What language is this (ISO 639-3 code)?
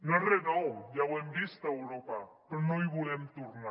cat